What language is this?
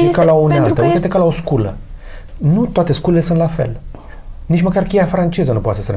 Romanian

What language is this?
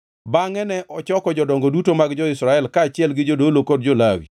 Luo (Kenya and Tanzania)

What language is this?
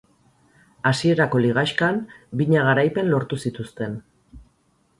Basque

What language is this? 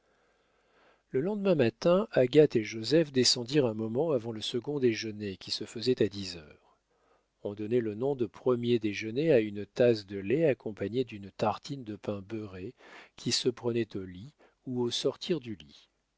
French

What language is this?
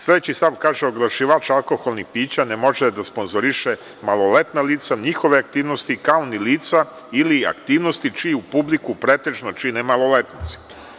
Serbian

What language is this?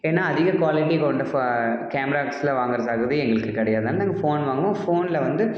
Tamil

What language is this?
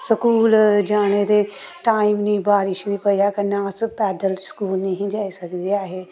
Dogri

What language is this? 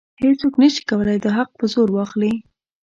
Pashto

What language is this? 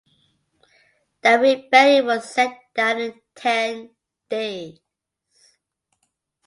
English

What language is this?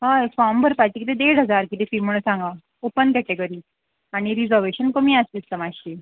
Konkani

